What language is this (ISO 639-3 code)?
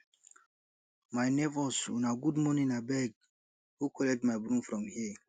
pcm